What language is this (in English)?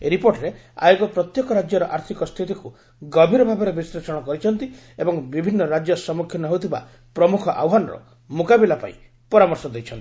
Odia